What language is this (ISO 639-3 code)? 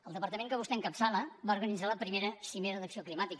cat